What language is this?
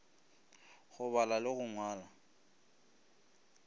Northern Sotho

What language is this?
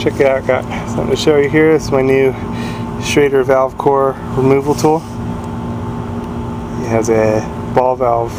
English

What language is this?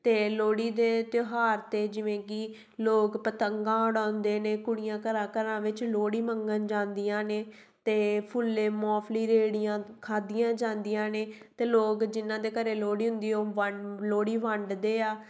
Punjabi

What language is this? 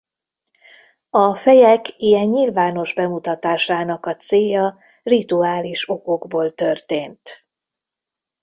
Hungarian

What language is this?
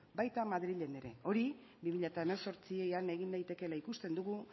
Basque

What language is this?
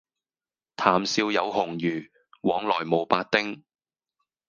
Cantonese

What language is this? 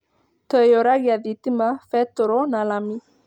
Kikuyu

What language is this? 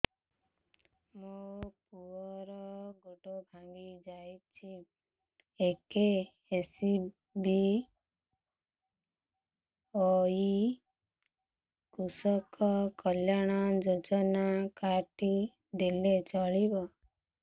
Odia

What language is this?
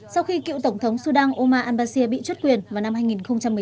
Vietnamese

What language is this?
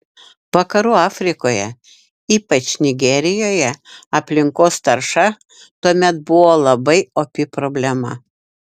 Lithuanian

